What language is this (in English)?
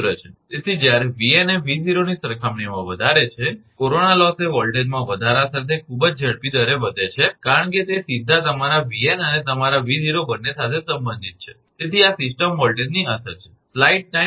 Gujarati